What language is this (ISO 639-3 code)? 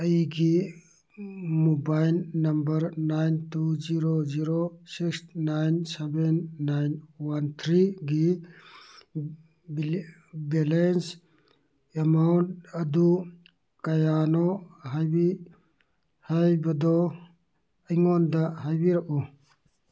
mni